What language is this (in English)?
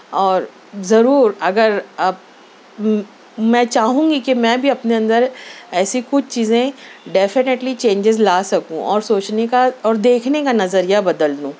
Urdu